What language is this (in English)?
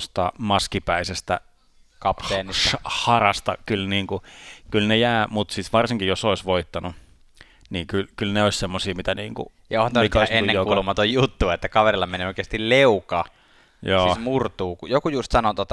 Finnish